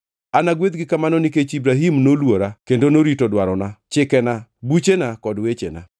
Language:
Luo (Kenya and Tanzania)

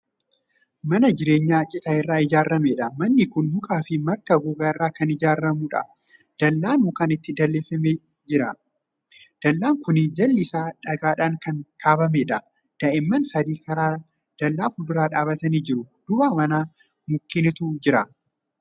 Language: Oromo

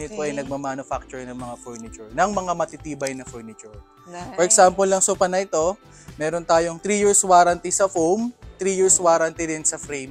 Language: Filipino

